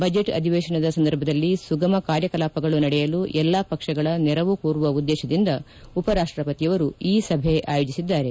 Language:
Kannada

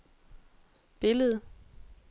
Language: Danish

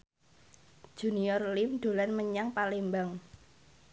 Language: Javanese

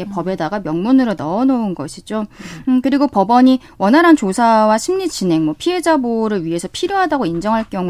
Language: Korean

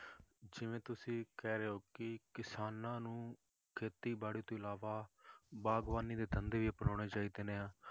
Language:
Punjabi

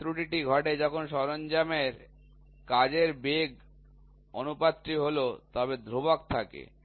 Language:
Bangla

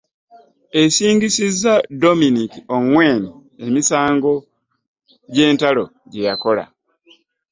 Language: Ganda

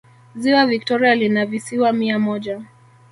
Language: Swahili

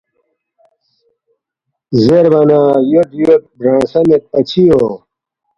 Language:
Balti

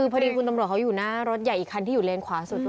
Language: Thai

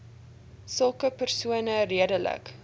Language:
Afrikaans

